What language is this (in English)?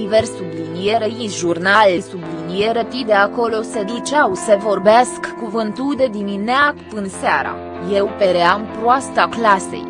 Romanian